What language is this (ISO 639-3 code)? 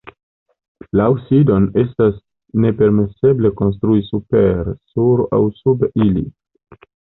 epo